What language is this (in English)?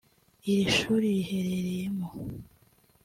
Kinyarwanda